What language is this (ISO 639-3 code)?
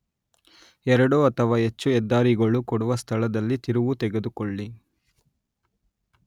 kan